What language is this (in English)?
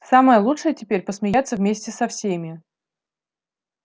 Russian